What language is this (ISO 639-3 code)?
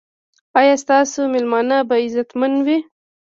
pus